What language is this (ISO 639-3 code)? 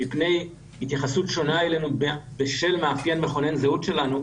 heb